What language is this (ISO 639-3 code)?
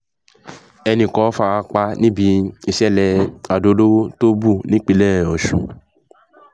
yor